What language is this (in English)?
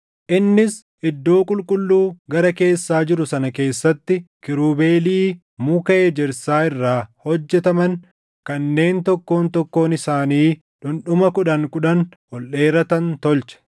Oromo